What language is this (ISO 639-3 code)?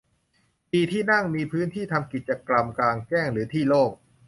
tha